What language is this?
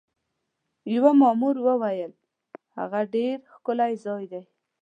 Pashto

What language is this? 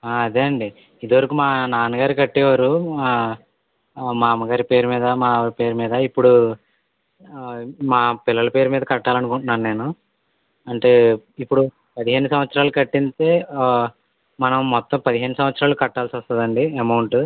Telugu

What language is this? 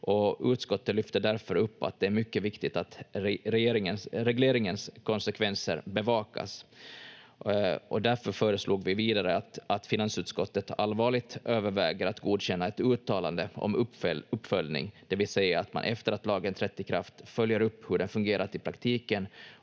Finnish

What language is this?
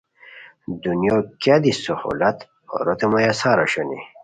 Khowar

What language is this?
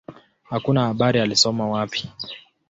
Swahili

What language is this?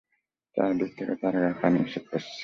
Bangla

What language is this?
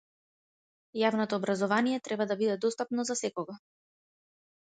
Macedonian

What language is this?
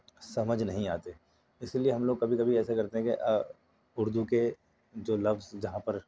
Urdu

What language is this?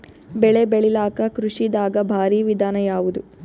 Kannada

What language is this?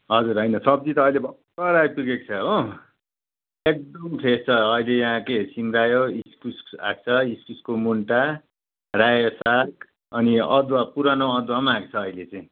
Nepali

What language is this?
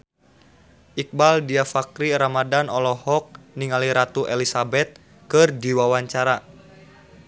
Sundanese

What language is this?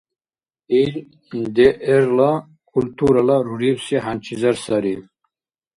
Dargwa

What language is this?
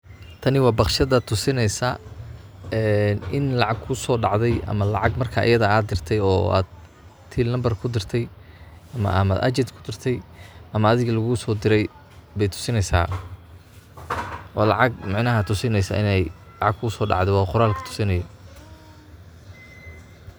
Somali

